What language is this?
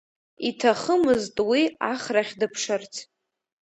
Abkhazian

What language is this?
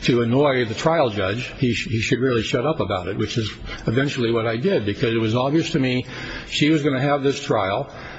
English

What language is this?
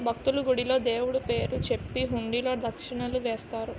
Telugu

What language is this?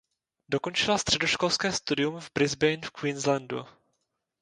Czech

